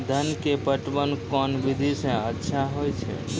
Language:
Maithili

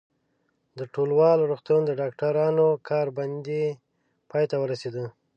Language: Pashto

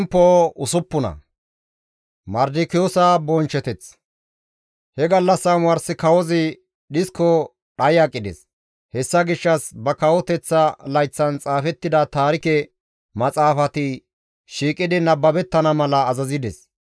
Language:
Gamo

